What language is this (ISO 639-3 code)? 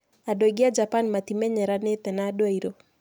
kik